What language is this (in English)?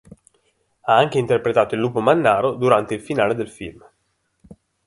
Italian